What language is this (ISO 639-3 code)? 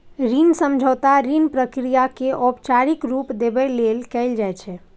mai